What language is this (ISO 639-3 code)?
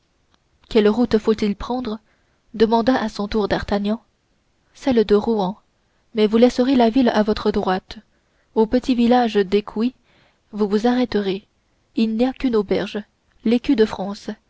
fra